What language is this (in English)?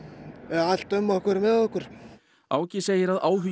Icelandic